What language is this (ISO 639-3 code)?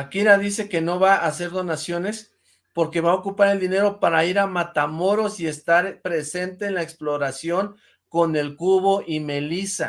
spa